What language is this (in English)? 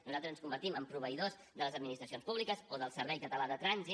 Catalan